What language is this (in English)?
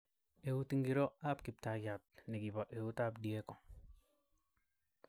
Kalenjin